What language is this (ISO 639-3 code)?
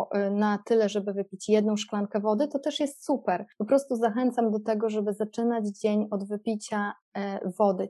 pol